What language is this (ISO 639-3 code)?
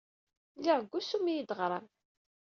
kab